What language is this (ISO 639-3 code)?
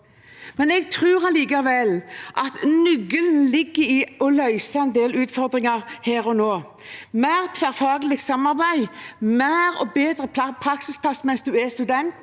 nor